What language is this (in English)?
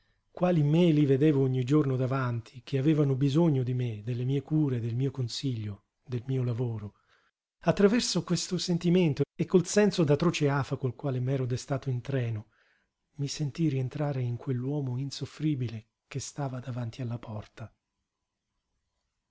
Italian